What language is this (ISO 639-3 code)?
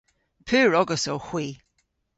cor